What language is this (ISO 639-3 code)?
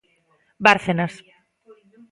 glg